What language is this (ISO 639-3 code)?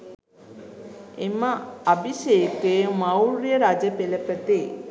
sin